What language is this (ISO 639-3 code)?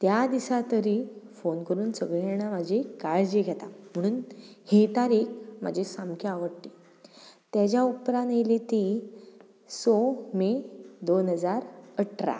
kok